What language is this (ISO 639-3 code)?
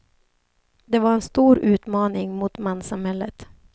swe